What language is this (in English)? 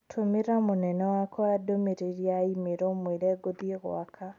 Kikuyu